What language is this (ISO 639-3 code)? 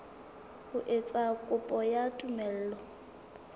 sot